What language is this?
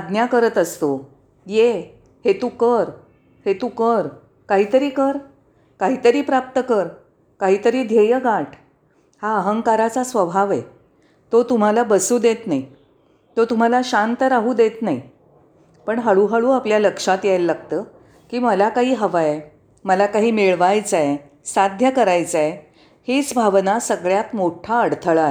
Marathi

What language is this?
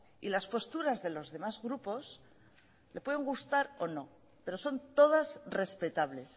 Spanish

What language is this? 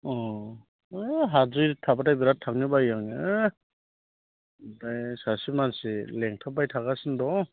Bodo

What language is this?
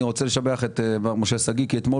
Hebrew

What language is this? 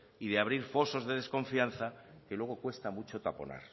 Spanish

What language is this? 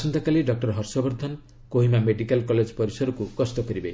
Odia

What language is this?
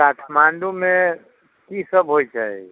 Maithili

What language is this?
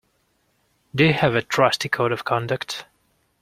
English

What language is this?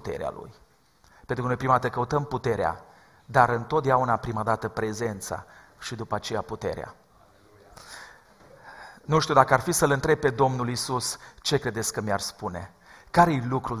Romanian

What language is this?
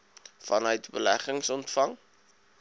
Afrikaans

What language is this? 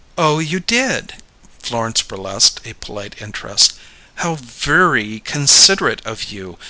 English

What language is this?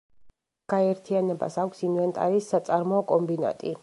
Georgian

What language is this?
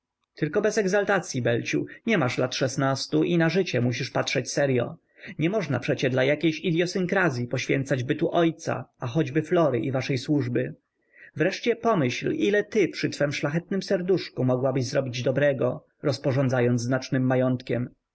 Polish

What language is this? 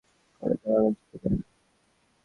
Bangla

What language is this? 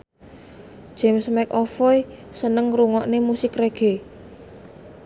Javanese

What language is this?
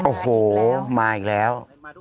Thai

